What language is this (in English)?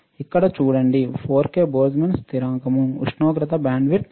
Telugu